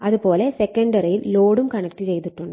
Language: Malayalam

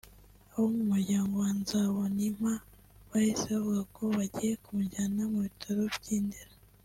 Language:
Kinyarwanda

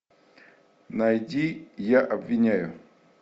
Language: Russian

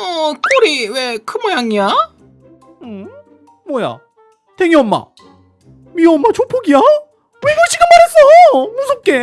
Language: Korean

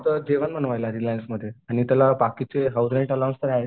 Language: Marathi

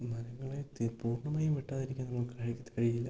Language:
Malayalam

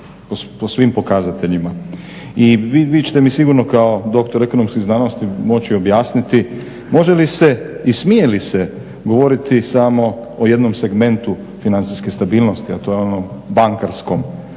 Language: Croatian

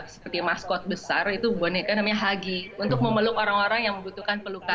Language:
Indonesian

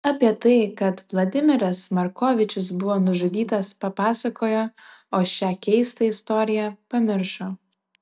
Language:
Lithuanian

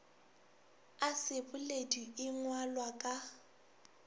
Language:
Northern Sotho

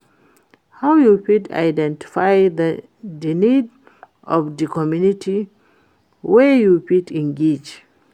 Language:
Nigerian Pidgin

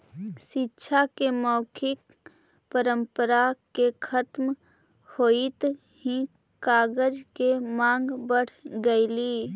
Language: Magahi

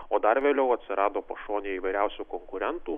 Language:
Lithuanian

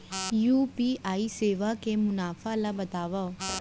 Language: Chhattisgarhi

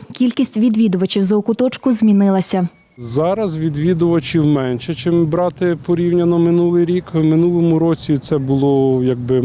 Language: Ukrainian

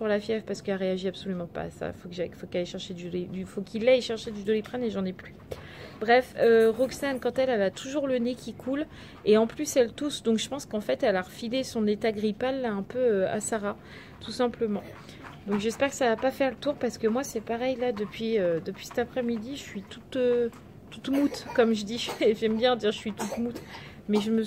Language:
French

